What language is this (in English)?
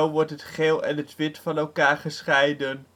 Dutch